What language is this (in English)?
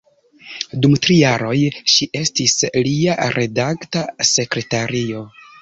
Esperanto